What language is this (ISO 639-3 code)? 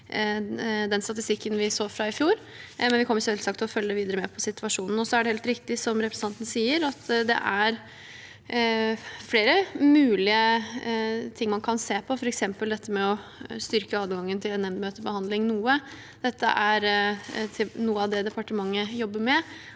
nor